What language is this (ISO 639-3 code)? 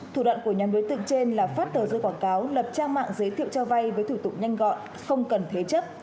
vie